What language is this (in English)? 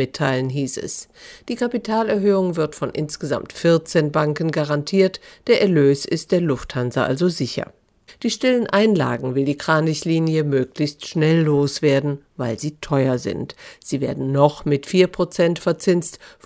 German